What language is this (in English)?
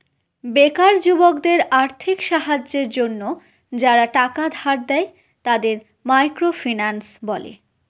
Bangla